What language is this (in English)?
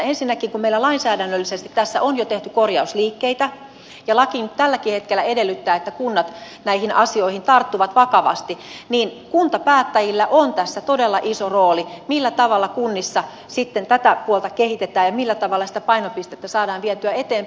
Finnish